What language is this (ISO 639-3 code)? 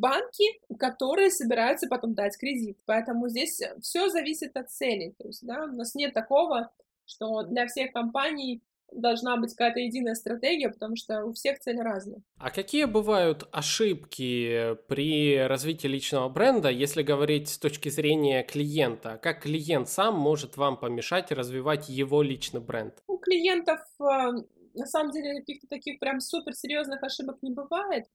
rus